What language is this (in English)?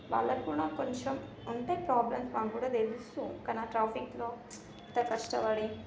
Telugu